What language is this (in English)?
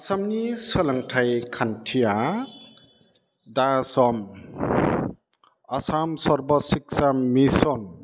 Bodo